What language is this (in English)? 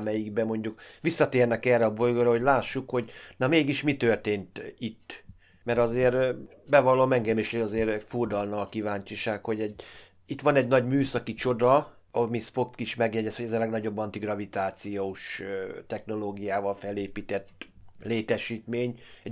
Hungarian